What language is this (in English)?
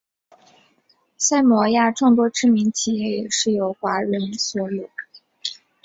Chinese